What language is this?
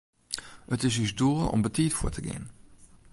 Western Frisian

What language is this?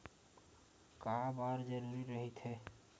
Chhattisgarhi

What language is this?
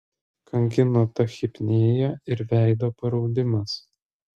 Lithuanian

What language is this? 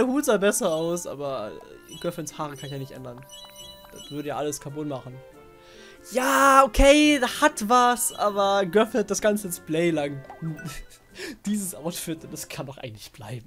German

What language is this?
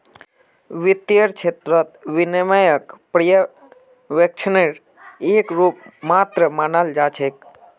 Magahi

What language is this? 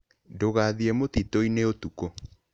Kikuyu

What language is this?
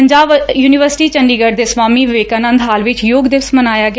Punjabi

